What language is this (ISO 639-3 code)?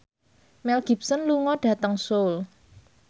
jav